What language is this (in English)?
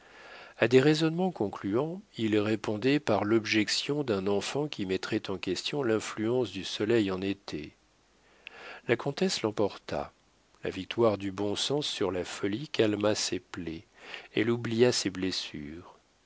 French